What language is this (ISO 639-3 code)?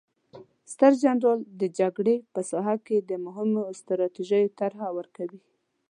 pus